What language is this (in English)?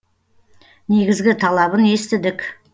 Kazakh